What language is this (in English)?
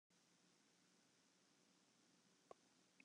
Western Frisian